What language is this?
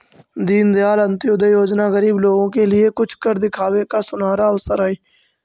Magahi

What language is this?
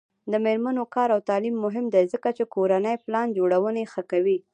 Pashto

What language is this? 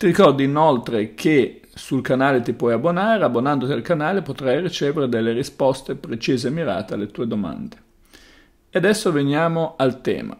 Italian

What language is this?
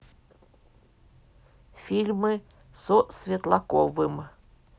Russian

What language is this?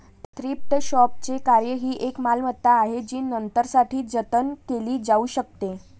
Marathi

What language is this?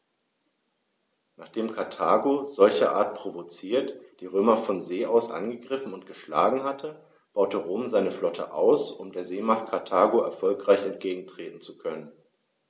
German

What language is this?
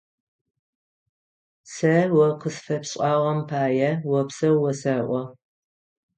Adyghe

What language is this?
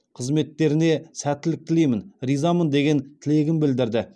Kazakh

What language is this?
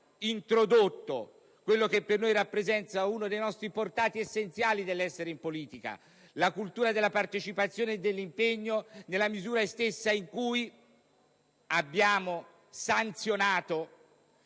Italian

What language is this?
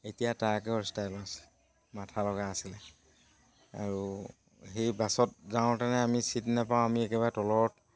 Assamese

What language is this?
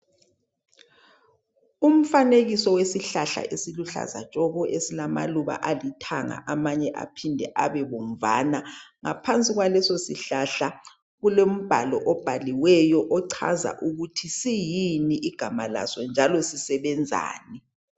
North Ndebele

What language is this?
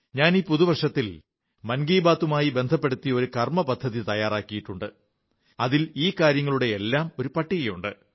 Malayalam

